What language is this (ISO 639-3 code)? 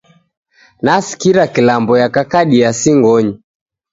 dav